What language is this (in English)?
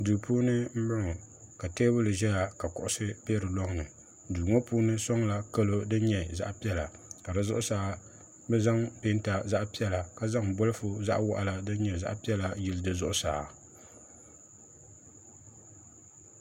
Dagbani